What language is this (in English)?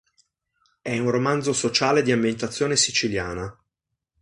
Italian